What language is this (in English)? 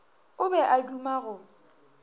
Northern Sotho